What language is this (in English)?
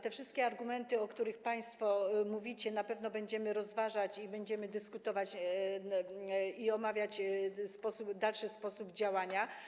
Polish